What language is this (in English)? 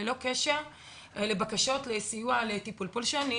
Hebrew